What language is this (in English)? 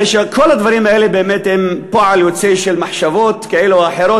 Hebrew